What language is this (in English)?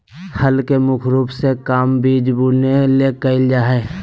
Magahi